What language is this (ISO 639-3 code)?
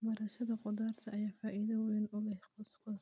som